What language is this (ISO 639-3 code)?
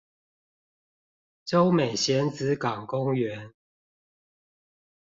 zho